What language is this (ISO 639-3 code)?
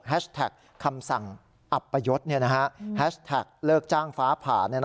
tha